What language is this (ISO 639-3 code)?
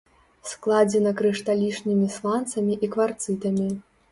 bel